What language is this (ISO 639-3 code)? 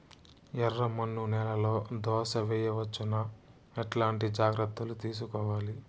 tel